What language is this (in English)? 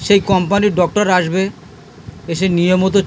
Bangla